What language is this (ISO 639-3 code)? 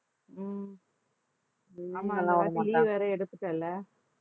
tam